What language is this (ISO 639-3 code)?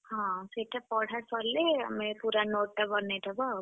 ori